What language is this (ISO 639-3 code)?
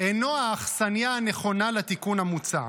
heb